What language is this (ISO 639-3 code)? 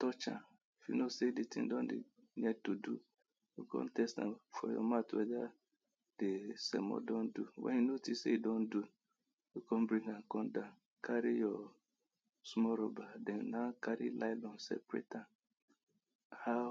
pcm